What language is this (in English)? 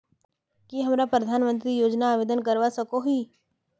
Magahi